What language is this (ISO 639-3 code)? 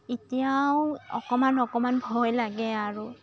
asm